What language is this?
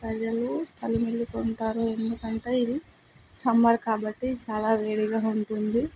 Telugu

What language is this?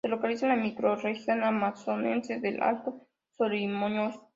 Spanish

